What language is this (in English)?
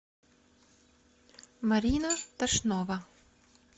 Russian